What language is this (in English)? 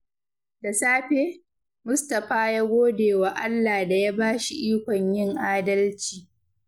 Hausa